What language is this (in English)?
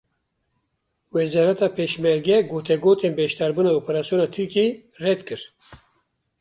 Kurdish